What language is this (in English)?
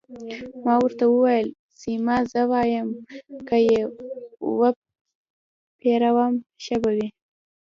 Pashto